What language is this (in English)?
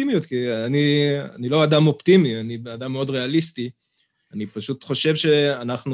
Hebrew